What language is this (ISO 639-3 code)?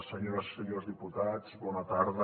cat